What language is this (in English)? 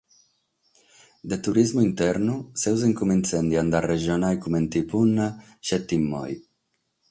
Sardinian